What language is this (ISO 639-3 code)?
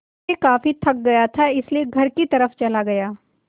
hin